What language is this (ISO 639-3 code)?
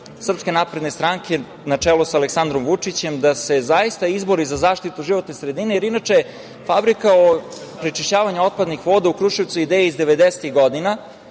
srp